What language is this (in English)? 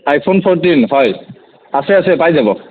Assamese